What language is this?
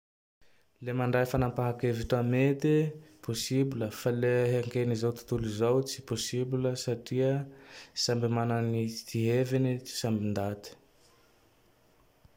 Tandroy-Mahafaly Malagasy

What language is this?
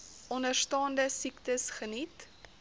Afrikaans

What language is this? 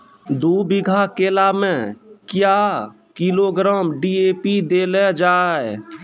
Maithili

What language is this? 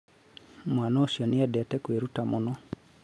Kikuyu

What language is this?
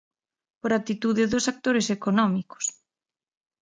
Galician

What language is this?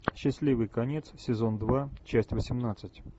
Russian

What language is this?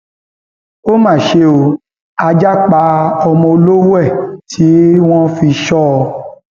Yoruba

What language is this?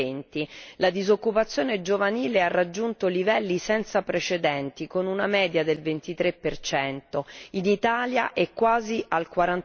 Italian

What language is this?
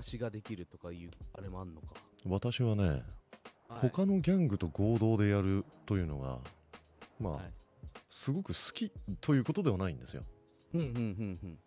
Japanese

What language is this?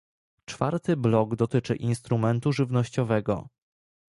Polish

